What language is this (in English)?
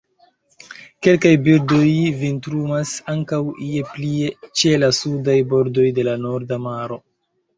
Esperanto